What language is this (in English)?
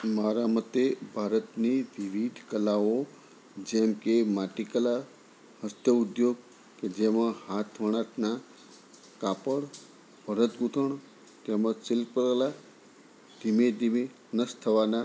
Gujarati